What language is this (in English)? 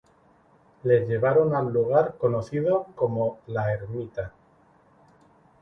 Spanish